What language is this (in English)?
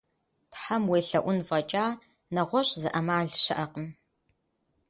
Kabardian